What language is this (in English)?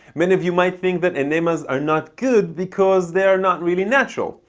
English